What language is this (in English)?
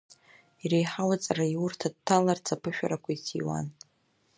Abkhazian